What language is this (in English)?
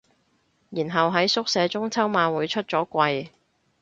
Cantonese